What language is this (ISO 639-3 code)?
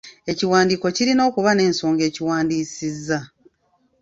lug